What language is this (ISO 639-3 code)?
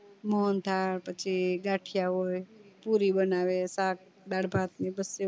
guj